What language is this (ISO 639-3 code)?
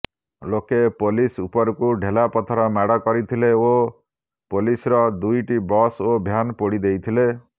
ori